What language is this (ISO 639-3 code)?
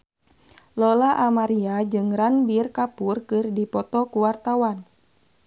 sun